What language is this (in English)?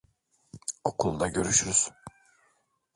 Turkish